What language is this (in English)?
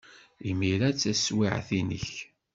Kabyle